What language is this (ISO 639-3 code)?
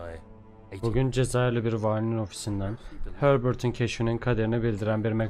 tur